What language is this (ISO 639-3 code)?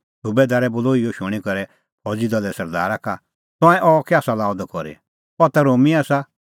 kfx